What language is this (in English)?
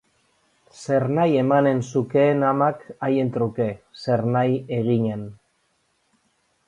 Basque